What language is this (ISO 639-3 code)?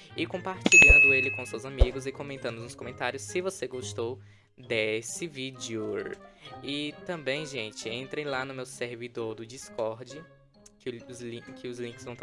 por